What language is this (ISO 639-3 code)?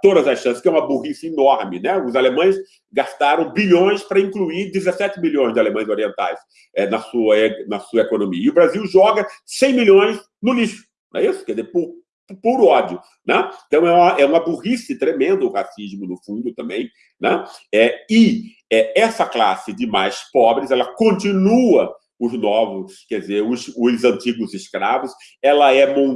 por